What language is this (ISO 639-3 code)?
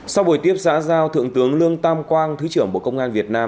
vie